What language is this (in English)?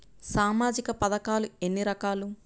Telugu